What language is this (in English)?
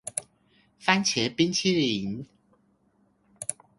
Chinese